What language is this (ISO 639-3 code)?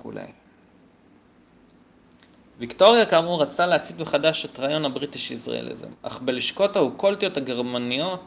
heb